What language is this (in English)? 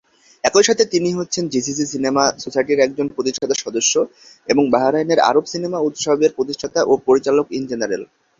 Bangla